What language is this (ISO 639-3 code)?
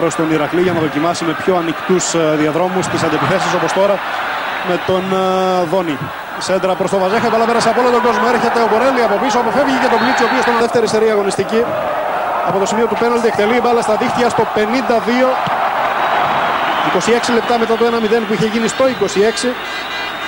ell